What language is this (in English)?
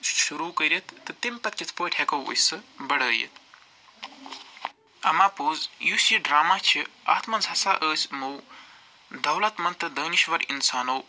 Kashmiri